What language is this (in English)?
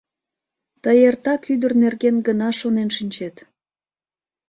Mari